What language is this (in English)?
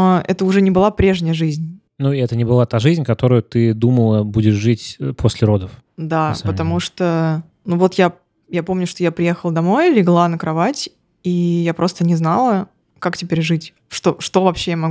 Russian